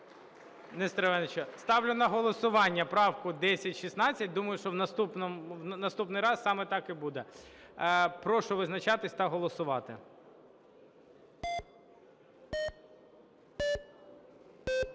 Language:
Ukrainian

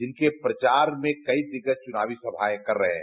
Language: Hindi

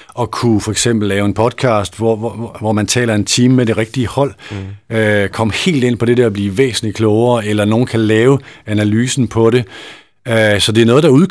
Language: Danish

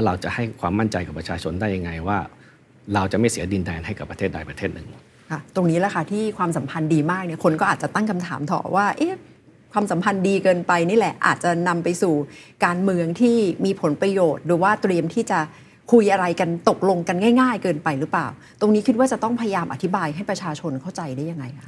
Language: Thai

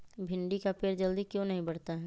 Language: Magahi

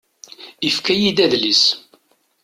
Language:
Kabyle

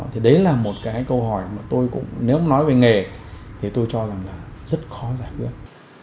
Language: Vietnamese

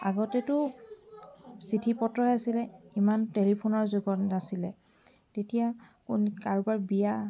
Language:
Assamese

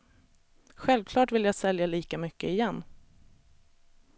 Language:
Swedish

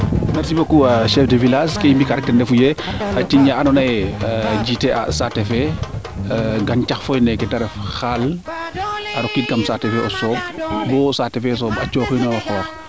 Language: Serer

